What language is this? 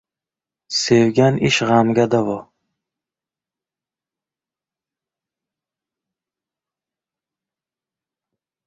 Uzbek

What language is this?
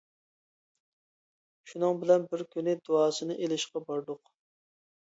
Uyghur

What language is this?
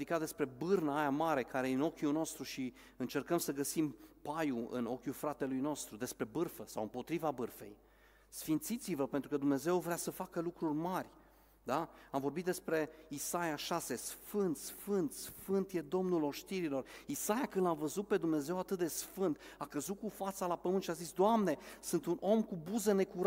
Romanian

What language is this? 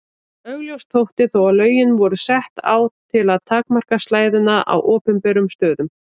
Icelandic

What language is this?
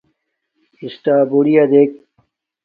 Domaaki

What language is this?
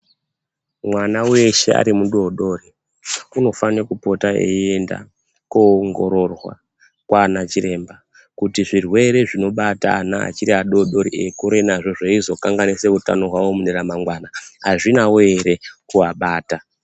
Ndau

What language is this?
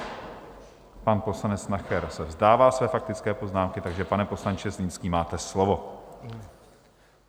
Czech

